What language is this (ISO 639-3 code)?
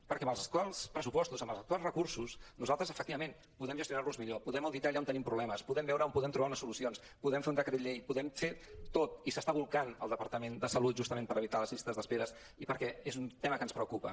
cat